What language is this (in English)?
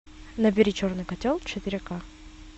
Russian